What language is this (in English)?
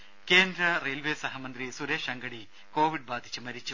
Malayalam